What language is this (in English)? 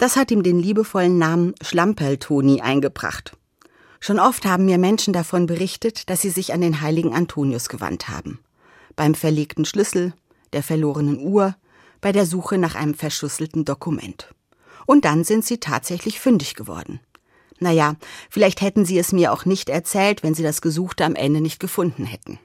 German